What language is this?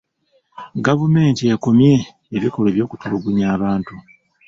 Ganda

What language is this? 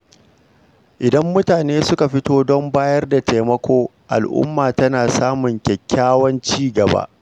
Hausa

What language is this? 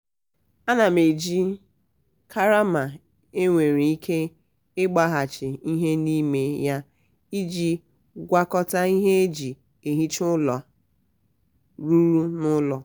Igbo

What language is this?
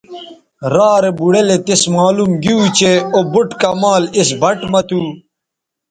Bateri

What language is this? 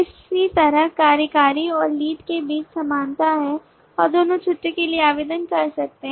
Hindi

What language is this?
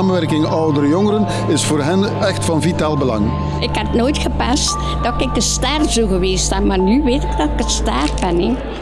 Dutch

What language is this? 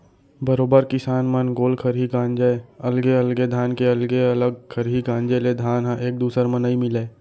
Chhattisgarhi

